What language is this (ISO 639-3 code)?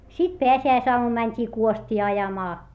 fin